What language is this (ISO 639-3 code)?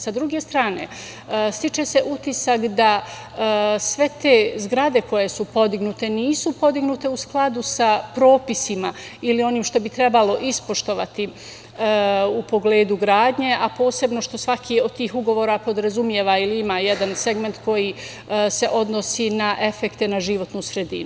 srp